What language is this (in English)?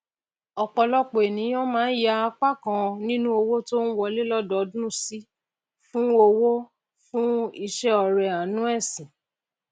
Yoruba